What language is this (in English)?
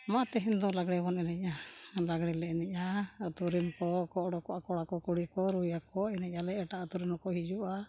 Santali